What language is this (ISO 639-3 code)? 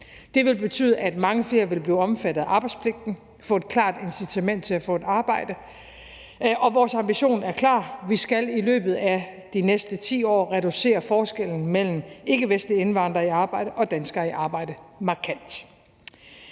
dan